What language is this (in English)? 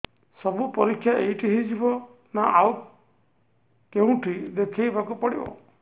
Odia